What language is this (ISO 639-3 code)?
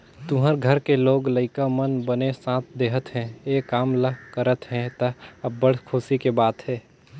hne